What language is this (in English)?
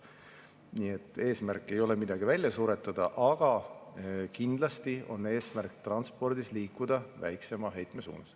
Estonian